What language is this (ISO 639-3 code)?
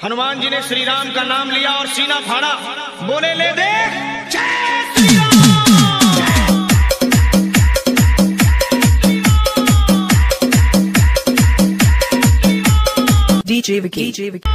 vie